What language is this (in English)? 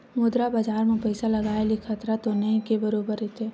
Chhattisgarhi